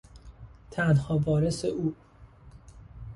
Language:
Persian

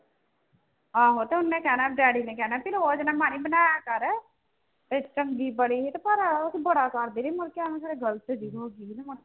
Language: Punjabi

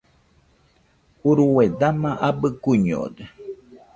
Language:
Nüpode Huitoto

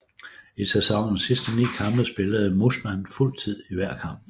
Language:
Danish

